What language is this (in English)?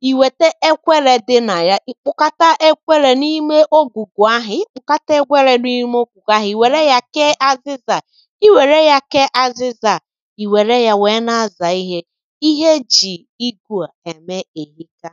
Igbo